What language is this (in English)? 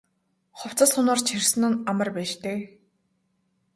Mongolian